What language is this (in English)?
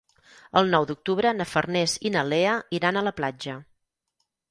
Catalan